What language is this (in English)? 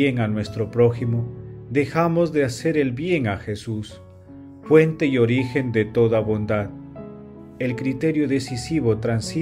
Spanish